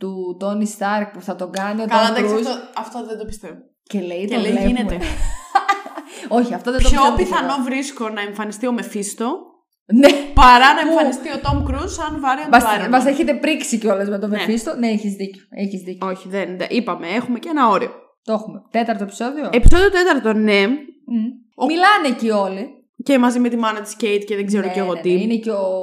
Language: Greek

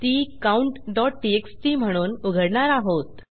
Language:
Marathi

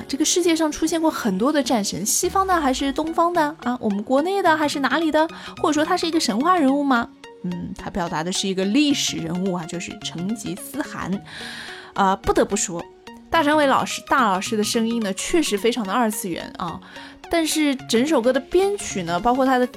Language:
Chinese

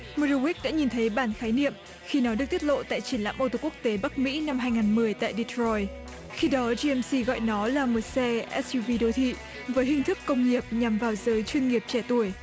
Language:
Vietnamese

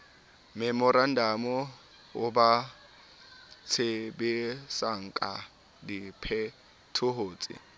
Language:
Southern Sotho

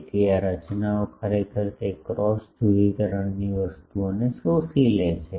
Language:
Gujarati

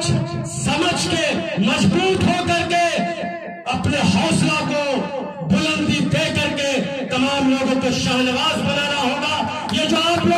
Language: Turkish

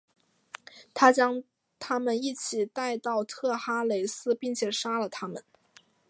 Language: Chinese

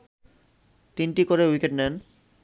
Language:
Bangla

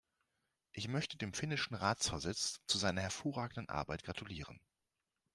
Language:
German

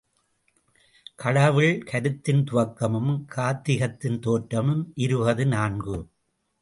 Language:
Tamil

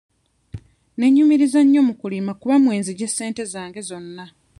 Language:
Ganda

